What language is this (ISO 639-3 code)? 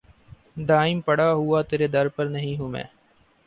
urd